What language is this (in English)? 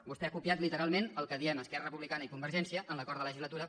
Catalan